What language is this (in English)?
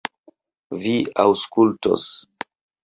Esperanto